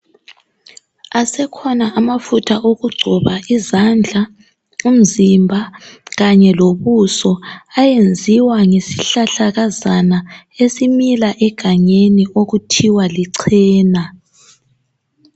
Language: North Ndebele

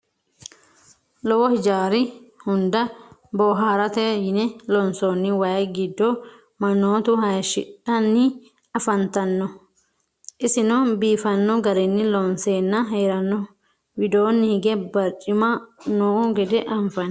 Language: Sidamo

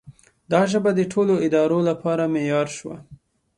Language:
Pashto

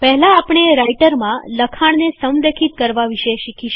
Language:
Gujarati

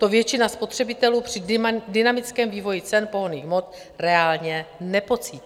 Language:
Czech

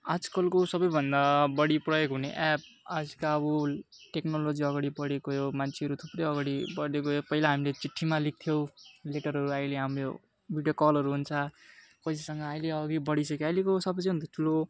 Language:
Nepali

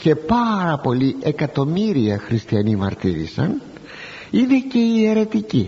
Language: Greek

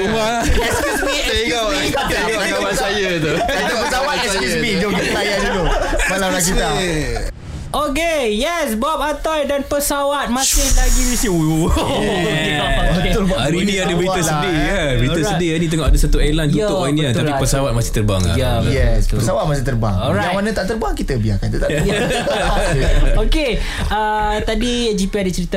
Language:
Malay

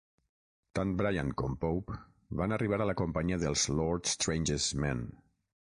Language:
Catalan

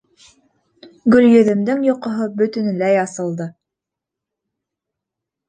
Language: Bashkir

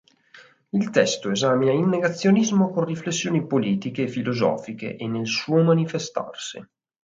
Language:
Italian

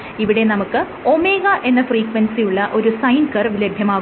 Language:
Malayalam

